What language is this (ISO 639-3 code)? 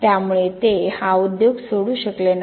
mar